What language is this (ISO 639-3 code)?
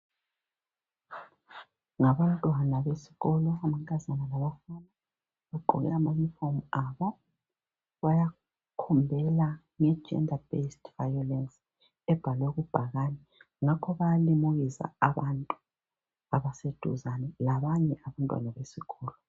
nde